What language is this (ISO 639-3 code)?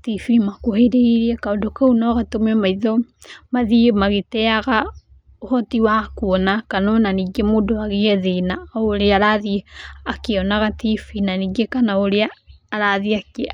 kik